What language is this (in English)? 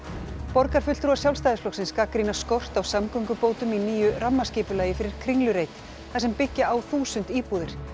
Icelandic